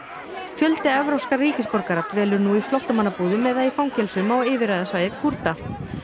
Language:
Icelandic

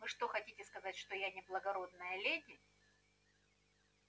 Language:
Russian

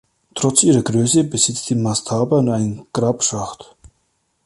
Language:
German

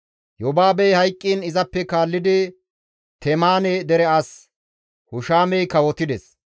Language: Gamo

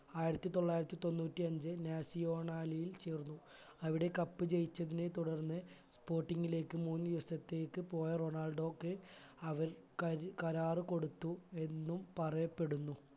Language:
Malayalam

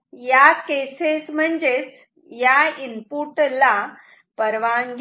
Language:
Marathi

